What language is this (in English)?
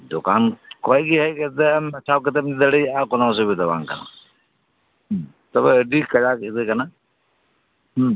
Santali